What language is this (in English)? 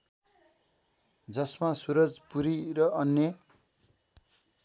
Nepali